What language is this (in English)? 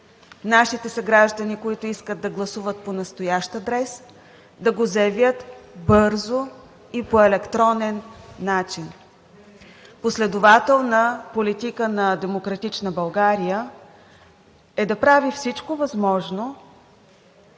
Bulgarian